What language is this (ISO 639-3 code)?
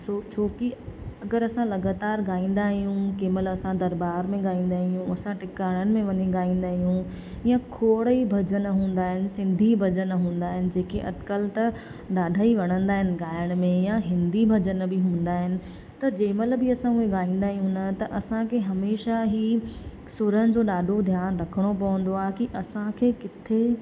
snd